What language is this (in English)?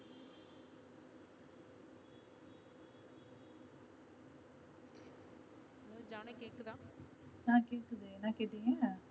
Tamil